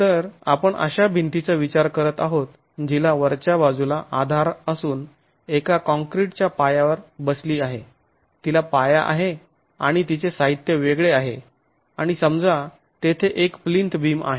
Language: Marathi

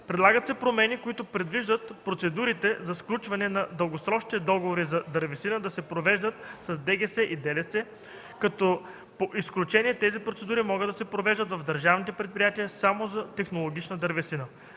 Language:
Bulgarian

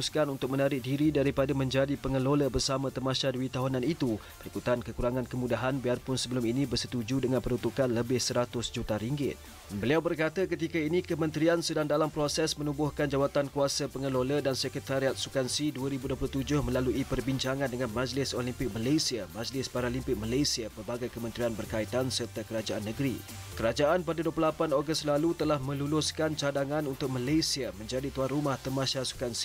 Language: Malay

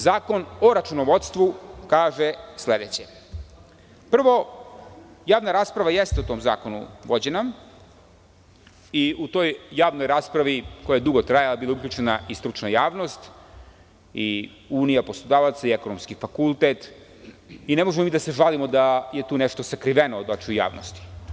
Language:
Serbian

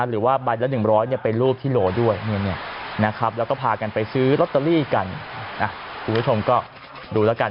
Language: Thai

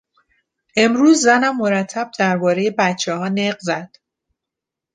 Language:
Persian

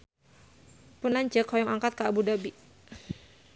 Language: Sundanese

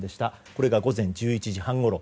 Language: Japanese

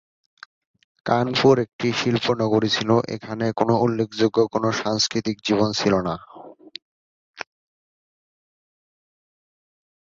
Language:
Bangla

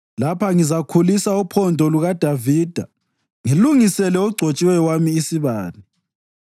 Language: North Ndebele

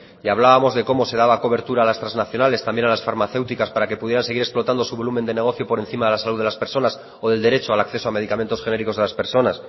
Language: Spanish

